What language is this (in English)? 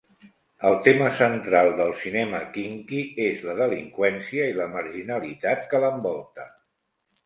Catalan